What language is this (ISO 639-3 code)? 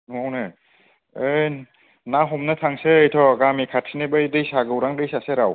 brx